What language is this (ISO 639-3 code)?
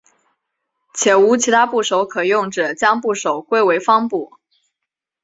zho